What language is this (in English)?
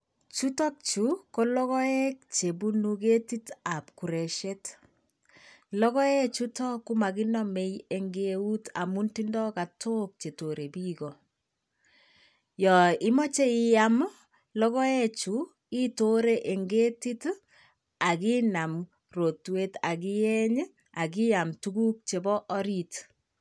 Kalenjin